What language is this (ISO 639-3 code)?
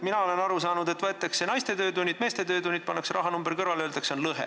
est